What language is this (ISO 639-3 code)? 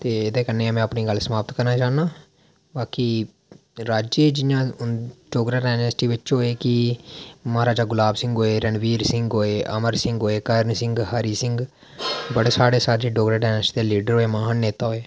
doi